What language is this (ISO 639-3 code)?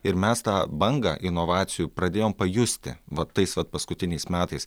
lit